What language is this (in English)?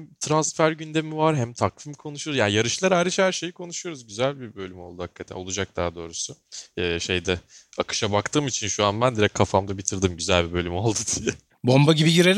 Turkish